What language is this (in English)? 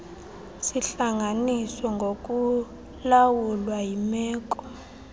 Xhosa